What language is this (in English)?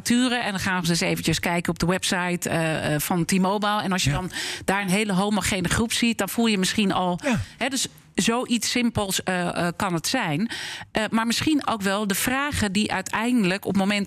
Dutch